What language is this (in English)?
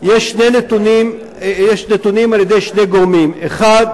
Hebrew